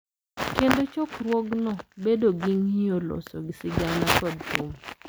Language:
Luo (Kenya and Tanzania)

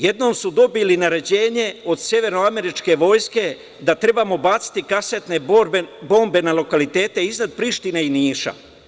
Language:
Serbian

